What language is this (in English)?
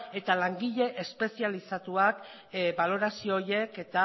Basque